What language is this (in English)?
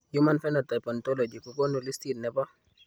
Kalenjin